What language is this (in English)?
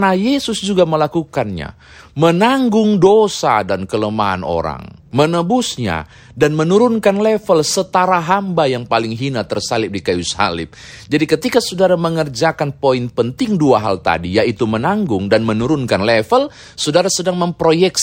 Indonesian